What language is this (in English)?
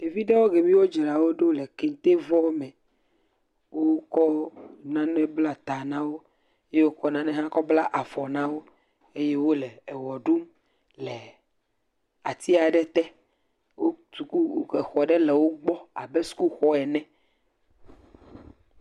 Ewe